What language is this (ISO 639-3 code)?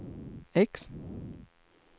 swe